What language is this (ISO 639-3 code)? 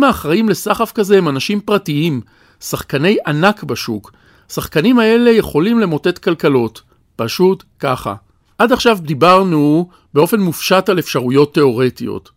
heb